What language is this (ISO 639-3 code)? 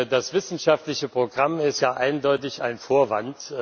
deu